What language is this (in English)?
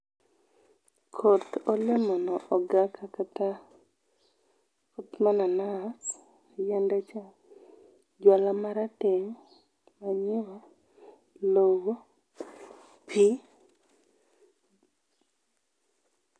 Luo (Kenya and Tanzania)